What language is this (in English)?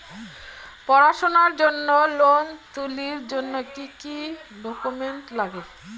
Bangla